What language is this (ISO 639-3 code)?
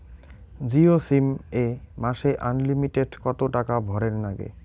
ben